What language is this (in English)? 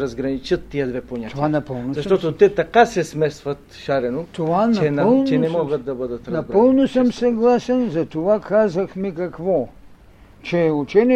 Bulgarian